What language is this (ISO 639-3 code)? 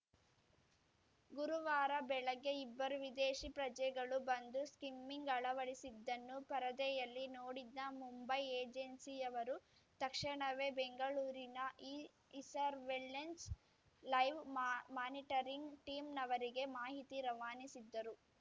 kan